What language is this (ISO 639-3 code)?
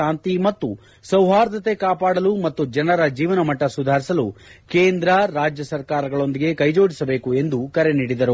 kan